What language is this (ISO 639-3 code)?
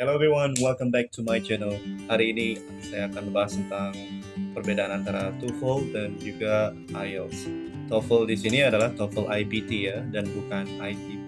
ind